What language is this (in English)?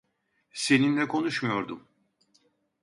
Turkish